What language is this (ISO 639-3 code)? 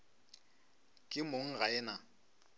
nso